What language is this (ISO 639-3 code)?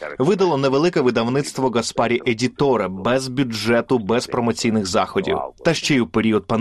ukr